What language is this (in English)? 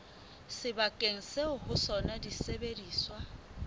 Southern Sotho